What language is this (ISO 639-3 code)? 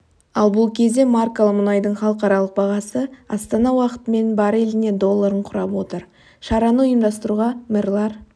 kaz